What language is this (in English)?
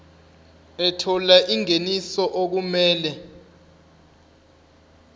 Zulu